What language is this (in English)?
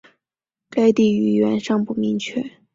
Chinese